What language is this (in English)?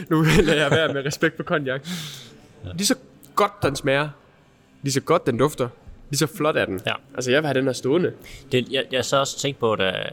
Danish